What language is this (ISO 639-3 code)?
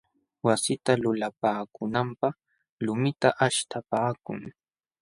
qxw